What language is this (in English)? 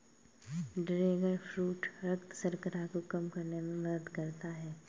Hindi